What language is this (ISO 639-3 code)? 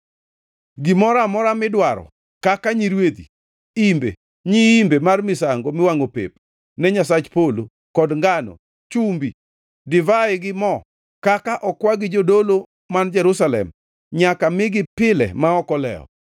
luo